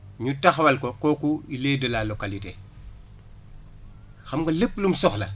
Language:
Wolof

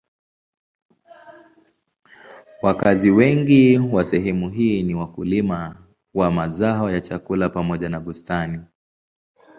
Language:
Swahili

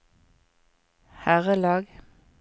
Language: Norwegian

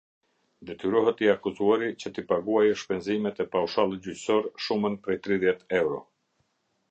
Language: Albanian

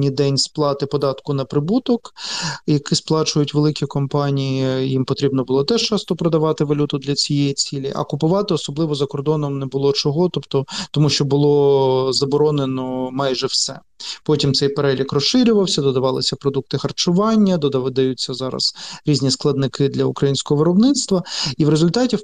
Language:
Ukrainian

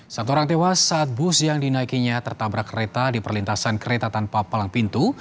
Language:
Indonesian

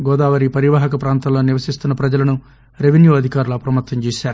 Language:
Telugu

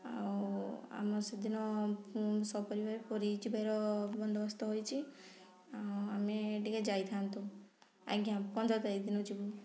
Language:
Odia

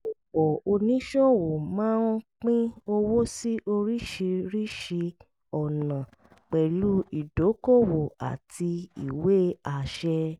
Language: Yoruba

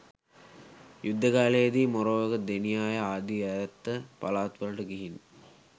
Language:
Sinhala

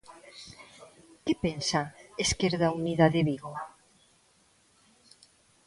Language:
Galician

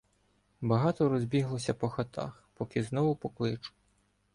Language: Ukrainian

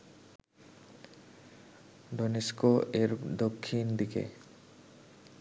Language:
Bangla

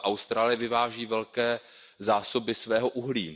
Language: Czech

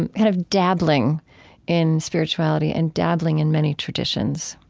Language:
English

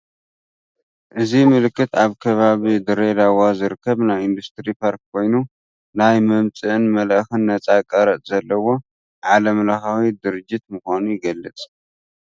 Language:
Tigrinya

